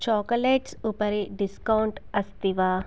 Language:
Sanskrit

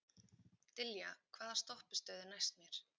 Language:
Icelandic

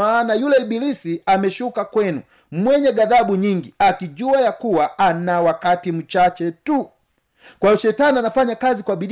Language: Swahili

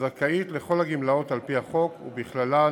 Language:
Hebrew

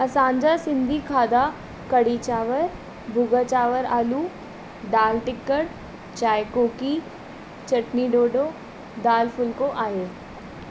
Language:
Sindhi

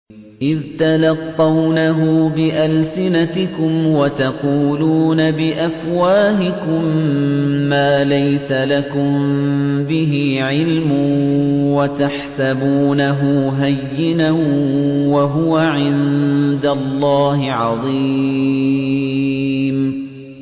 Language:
Arabic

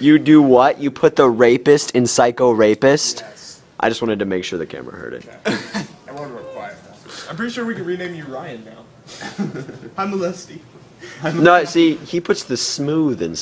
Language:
English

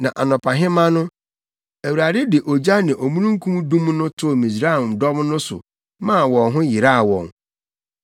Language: Akan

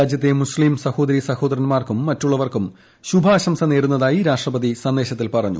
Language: Malayalam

